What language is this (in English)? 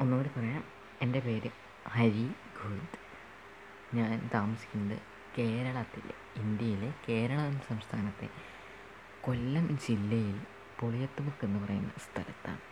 Malayalam